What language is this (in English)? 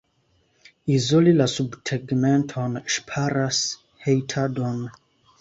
Esperanto